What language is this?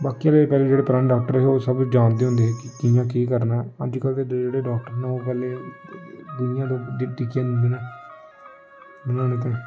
Dogri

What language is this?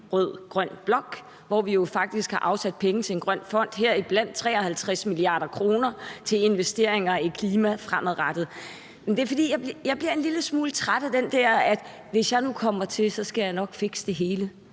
Danish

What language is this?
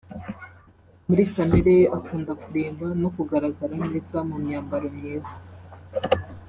Kinyarwanda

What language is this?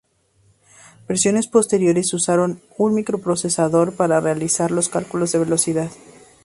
Spanish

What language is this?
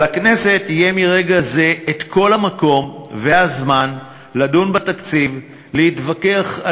Hebrew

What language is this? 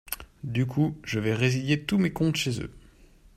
French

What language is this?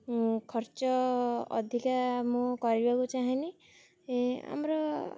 Odia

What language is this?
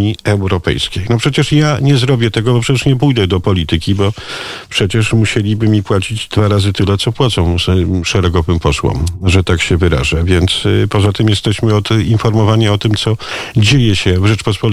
Polish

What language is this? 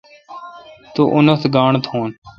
Kalkoti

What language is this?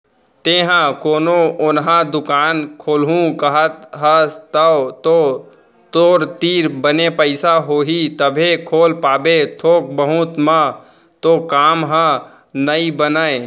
Chhattisgarhi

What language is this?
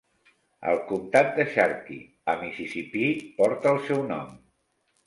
Catalan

